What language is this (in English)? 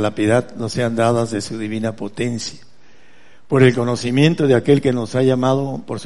Spanish